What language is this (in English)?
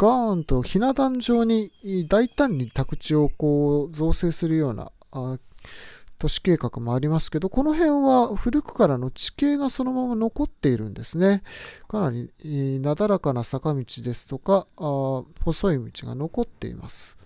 Japanese